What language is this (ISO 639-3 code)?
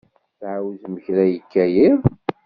kab